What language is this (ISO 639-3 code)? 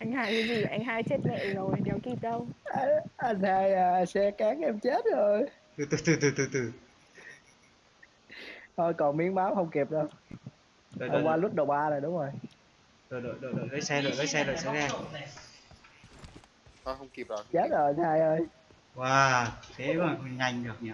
vie